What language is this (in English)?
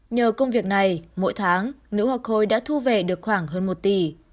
Vietnamese